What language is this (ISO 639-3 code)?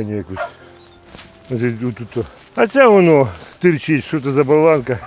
ukr